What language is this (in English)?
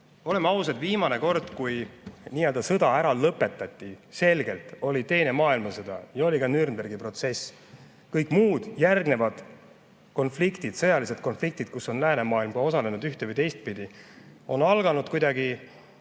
Estonian